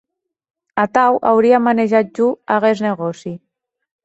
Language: Occitan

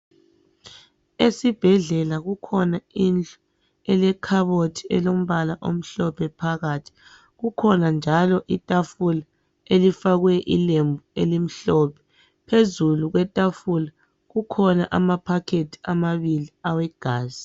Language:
North Ndebele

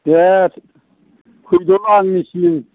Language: Bodo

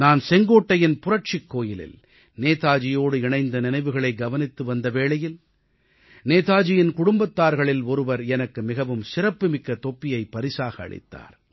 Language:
Tamil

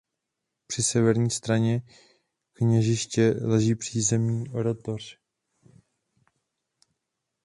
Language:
Czech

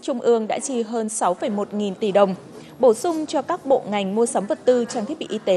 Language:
Vietnamese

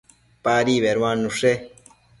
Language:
Matsés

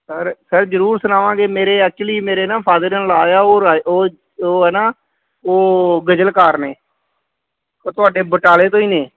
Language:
Punjabi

